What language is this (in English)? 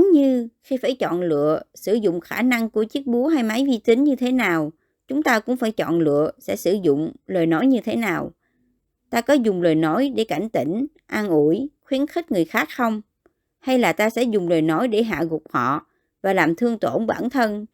Vietnamese